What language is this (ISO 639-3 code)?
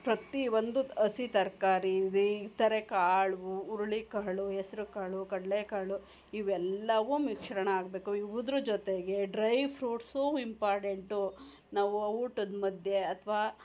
kan